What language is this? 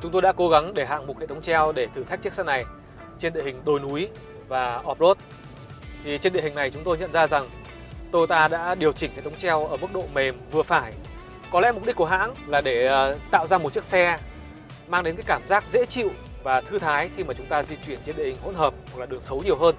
Vietnamese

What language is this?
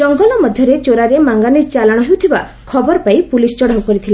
Odia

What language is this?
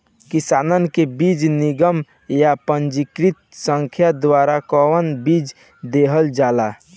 Bhojpuri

